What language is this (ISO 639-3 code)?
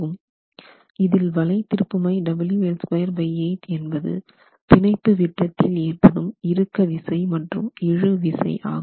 tam